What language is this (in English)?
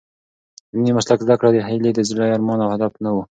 Pashto